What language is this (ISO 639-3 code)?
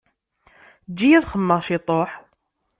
kab